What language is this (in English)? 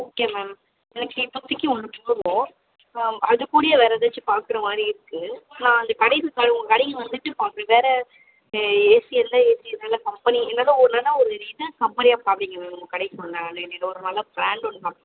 Tamil